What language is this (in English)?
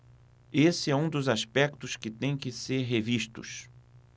Portuguese